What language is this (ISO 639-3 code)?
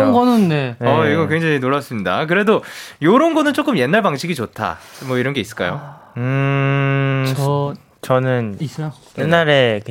kor